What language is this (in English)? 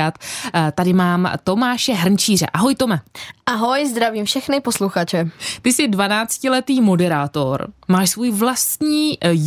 Czech